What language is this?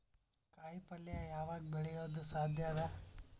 Kannada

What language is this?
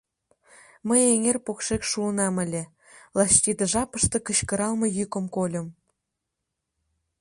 Mari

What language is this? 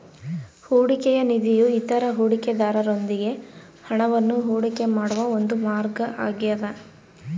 Kannada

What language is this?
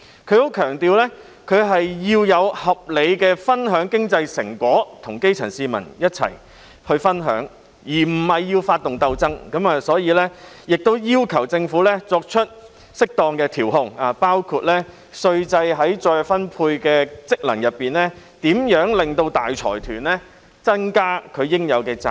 Cantonese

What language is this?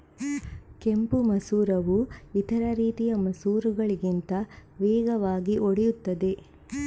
Kannada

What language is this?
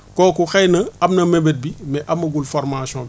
Wolof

